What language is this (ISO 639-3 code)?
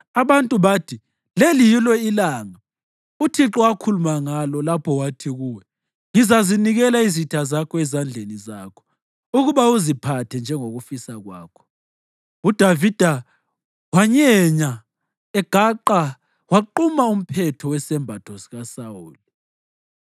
nde